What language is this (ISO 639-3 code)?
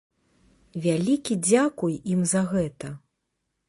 bel